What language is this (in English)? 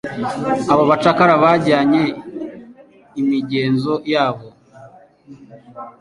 Kinyarwanda